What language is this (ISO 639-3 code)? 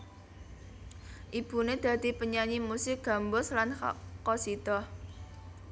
jav